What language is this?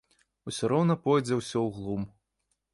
Belarusian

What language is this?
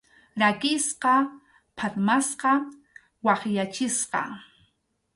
Arequipa-La Unión Quechua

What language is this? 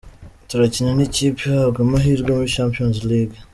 Kinyarwanda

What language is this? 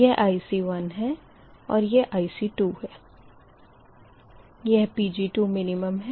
Hindi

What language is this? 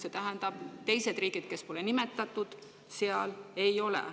Estonian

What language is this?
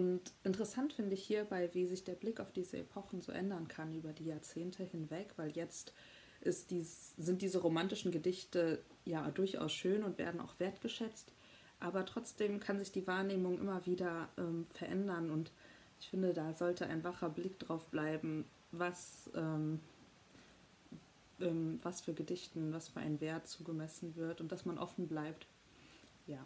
German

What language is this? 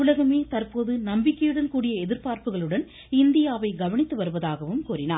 Tamil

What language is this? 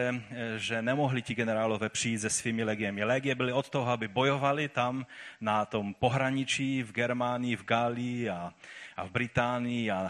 Czech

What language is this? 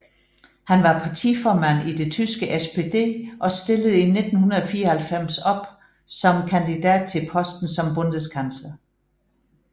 Danish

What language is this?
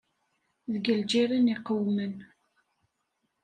Kabyle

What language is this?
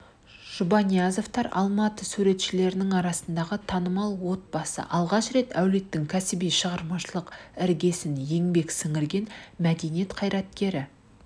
Kazakh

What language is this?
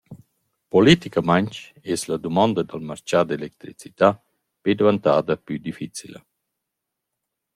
Romansh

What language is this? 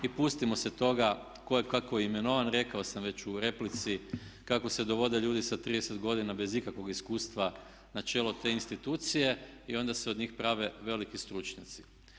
Croatian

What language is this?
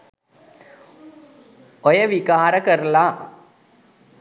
Sinhala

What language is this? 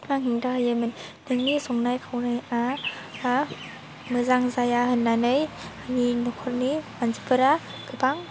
Bodo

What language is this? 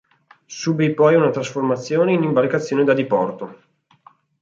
Italian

